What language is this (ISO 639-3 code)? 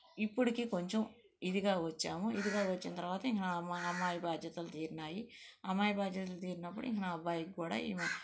tel